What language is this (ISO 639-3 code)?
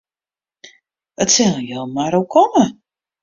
fry